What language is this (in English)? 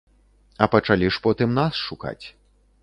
Belarusian